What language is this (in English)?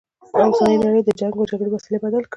Pashto